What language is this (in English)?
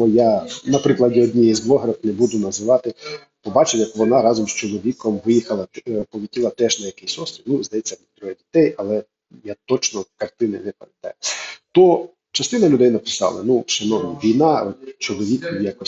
Ukrainian